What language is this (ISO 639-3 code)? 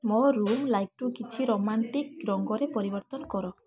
ori